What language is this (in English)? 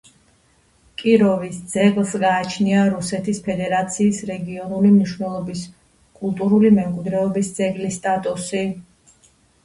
Georgian